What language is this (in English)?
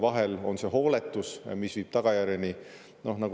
Estonian